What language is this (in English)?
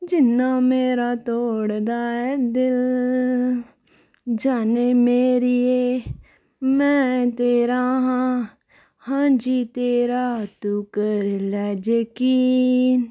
Dogri